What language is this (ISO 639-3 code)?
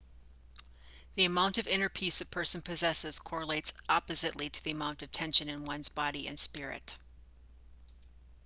eng